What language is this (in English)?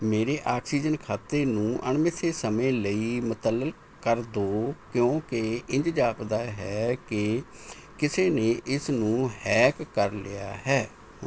Punjabi